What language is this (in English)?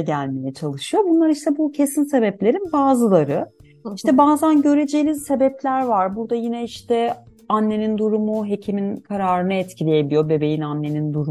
Turkish